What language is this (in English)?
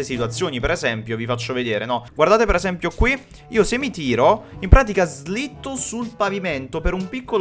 Italian